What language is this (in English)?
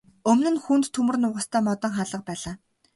Mongolian